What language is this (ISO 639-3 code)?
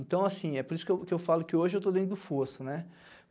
por